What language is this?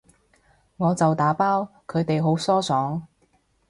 Cantonese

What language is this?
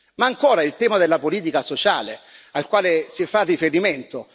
Italian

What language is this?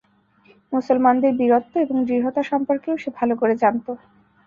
Bangla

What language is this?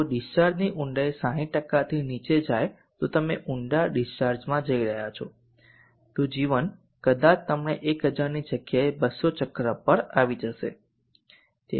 Gujarati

